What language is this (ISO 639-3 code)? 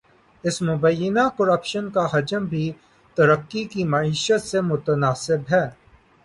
urd